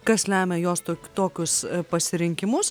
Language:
Lithuanian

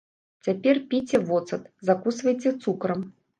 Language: Belarusian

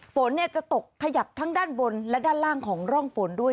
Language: Thai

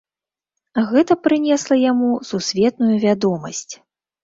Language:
Belarusian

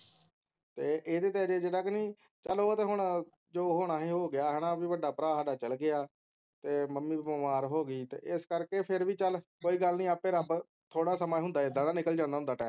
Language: Punjabi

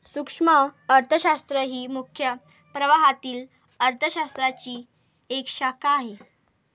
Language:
Marathi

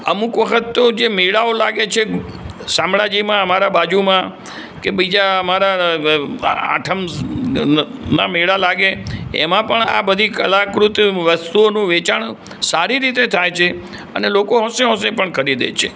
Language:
Gujarati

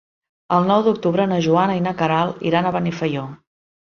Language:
Catalan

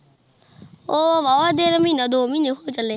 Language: Punjabi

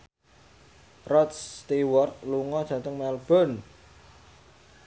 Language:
Javanese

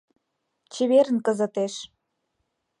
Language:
Mari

